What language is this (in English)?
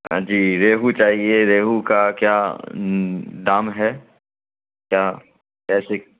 Urdu